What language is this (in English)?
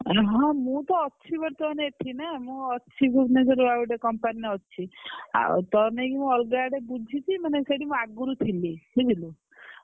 Odia